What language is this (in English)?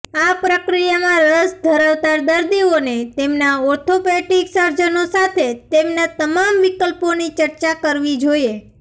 Gujarati